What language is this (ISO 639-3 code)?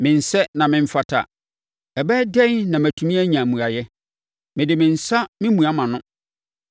aka